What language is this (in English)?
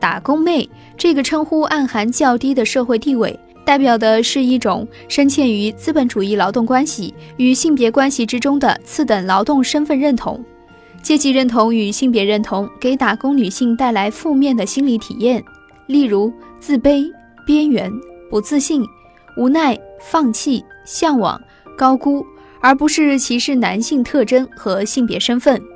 Chinese